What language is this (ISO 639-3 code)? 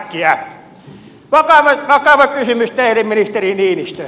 fin